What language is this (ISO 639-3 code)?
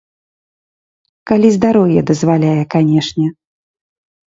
bel